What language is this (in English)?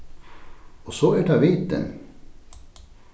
Faroese